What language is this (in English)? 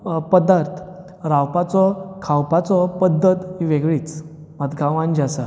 Konkani